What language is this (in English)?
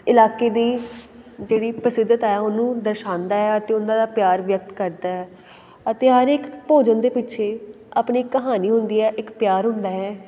Punjabi